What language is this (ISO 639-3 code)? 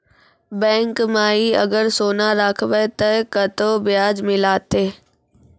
mai